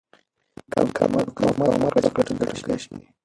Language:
Pashto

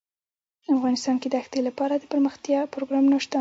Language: Pashto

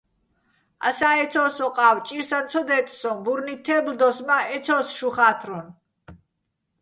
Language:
Bats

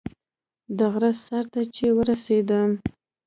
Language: Pashto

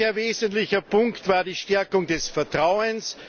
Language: German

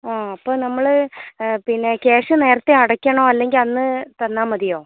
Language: Malayalam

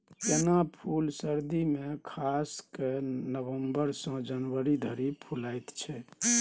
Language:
Maithili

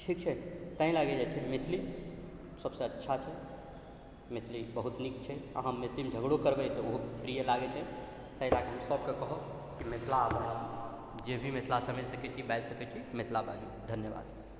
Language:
Maithili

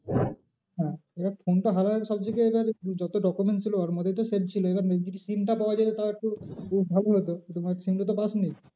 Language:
Bangla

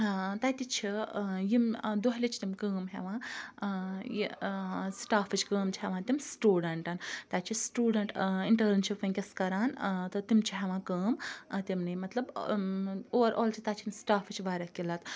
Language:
Kashmiri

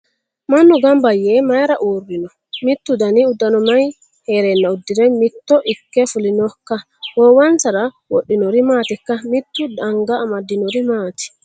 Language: Sidamo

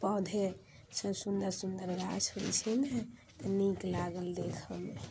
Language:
Maithili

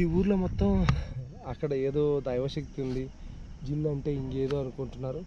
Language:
Telugu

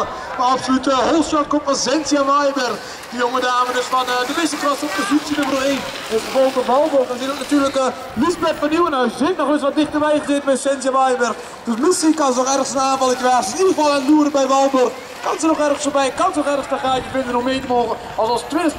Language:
Dutch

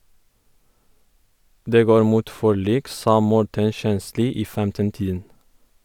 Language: Norwegian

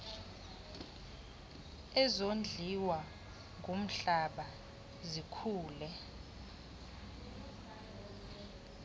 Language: Xhosa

